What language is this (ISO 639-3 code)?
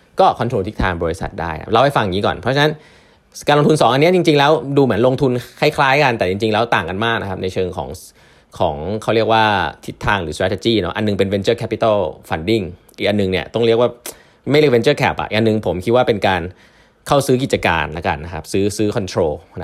tha